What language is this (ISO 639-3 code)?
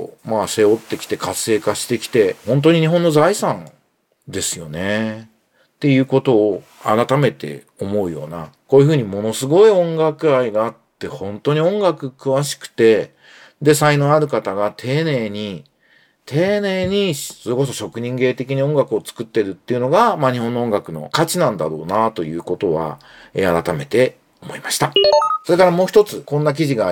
jpn